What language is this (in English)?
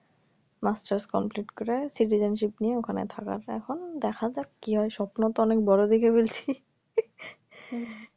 Bangla